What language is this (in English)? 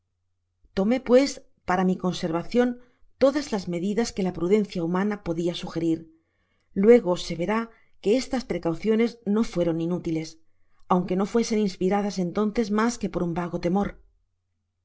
Spanish